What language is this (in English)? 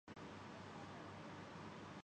Urdu